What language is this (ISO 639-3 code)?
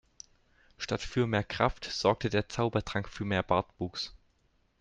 deu